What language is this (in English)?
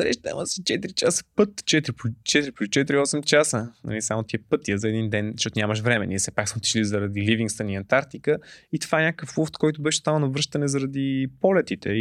Bulgarian